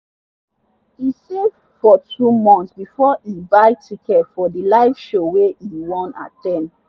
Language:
Nigerian Pidgin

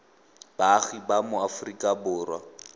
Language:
Tswana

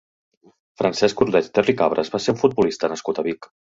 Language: Catalan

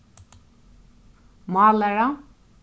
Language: Faroese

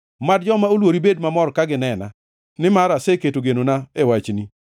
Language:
Luo (Kenya and Tanzania)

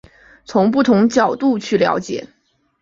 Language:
Chinese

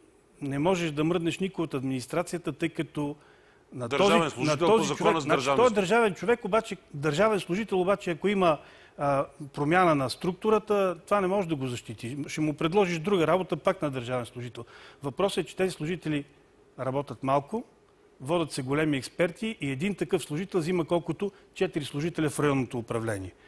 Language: Bulgarian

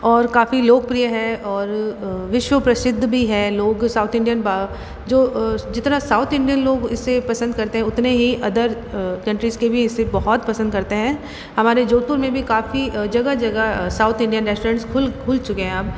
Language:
Hindi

